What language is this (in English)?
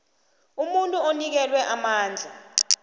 South Ndebele